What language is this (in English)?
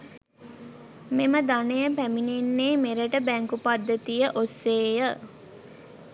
Sinhala